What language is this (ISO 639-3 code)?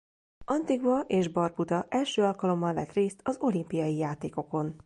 hun